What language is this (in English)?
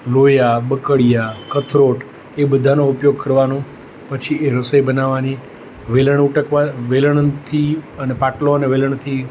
Gujarati